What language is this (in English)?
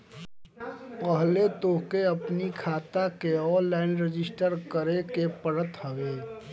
Bhojpuri